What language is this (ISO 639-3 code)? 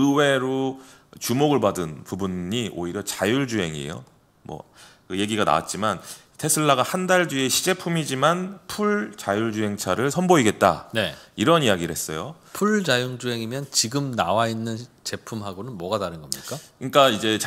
kor